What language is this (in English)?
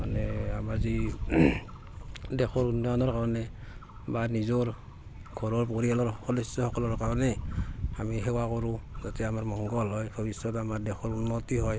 Assamese